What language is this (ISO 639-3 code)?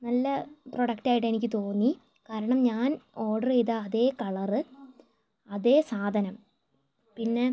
mal